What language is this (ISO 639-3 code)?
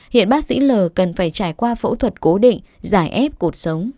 vie